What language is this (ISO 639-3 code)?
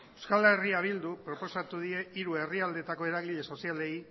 eus